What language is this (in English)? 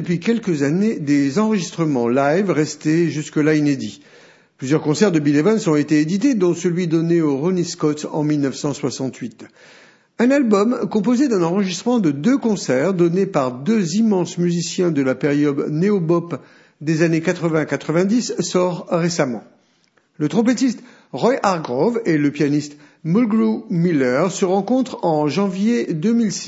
French